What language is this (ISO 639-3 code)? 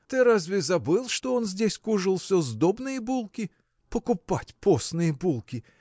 rus